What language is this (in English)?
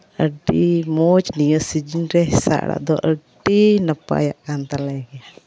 Santali